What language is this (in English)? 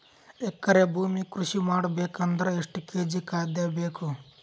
Kannada